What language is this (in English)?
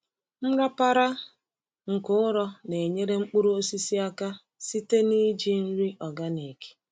Igbo